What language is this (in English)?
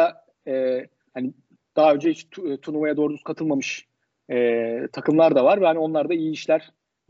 Turkish